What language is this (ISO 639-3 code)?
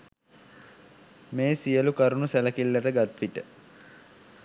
sin